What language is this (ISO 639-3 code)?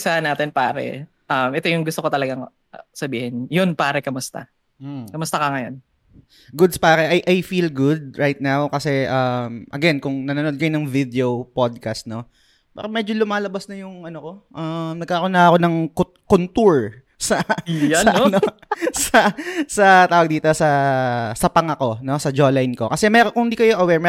fil